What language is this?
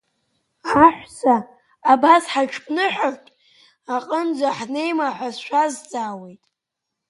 Abkhazian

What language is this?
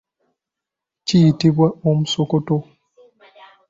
Ganda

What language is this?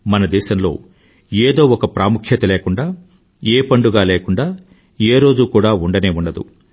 Telugu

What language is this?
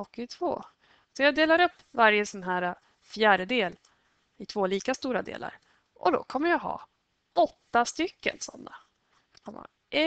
Swedish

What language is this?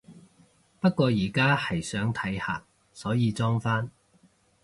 Cantonese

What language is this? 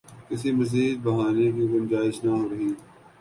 Urdu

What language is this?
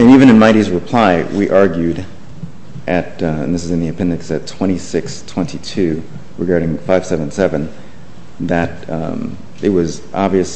English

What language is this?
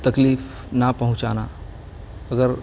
Urdu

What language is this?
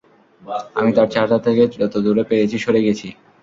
Bangla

